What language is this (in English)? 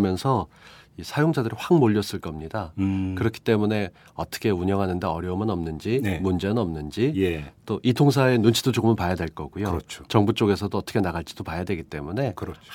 Korean